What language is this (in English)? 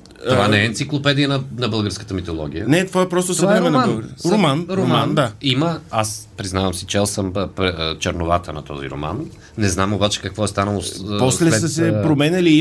Bulgarian